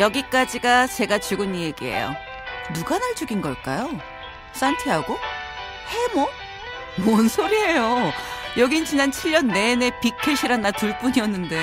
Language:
Korean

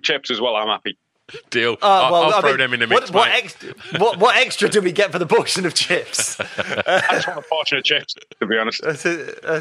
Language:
English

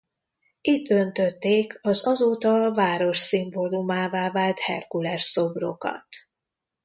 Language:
Hungarian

